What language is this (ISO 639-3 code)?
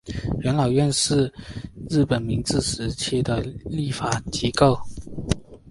zho